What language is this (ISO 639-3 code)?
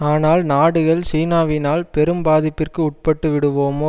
tam